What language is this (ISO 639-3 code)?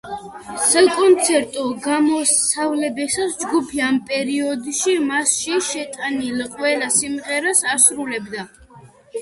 kat